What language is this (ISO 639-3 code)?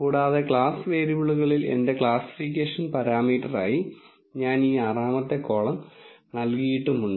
mal